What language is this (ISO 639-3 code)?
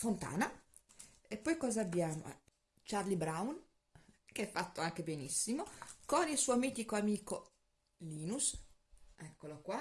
ita